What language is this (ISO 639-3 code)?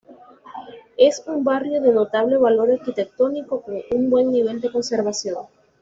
spa